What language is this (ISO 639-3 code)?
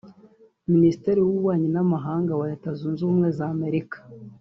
kin